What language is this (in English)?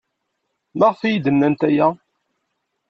Kabyle